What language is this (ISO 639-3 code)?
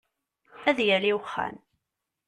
kab